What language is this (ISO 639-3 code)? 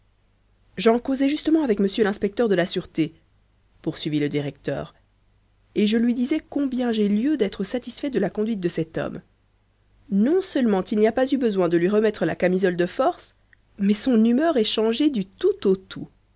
fra